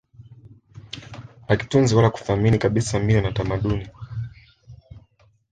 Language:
Swahili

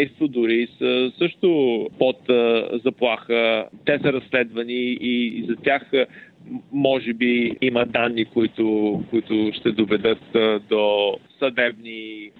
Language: Bulgarian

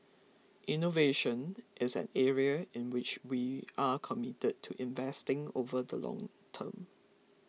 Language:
English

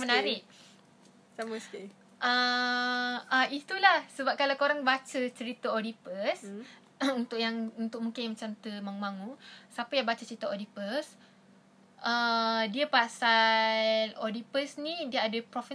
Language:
Malay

